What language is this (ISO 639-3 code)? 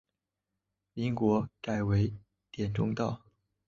zho